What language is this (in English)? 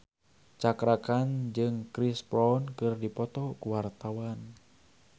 Sundanese